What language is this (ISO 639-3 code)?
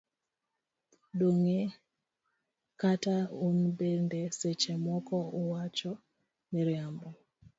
luo